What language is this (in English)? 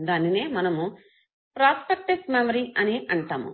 Telugu